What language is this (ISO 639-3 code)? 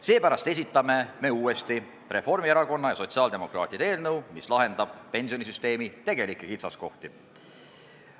est